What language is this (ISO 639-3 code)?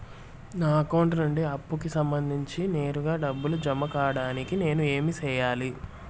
tel